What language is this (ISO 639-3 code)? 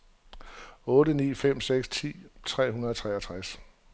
dan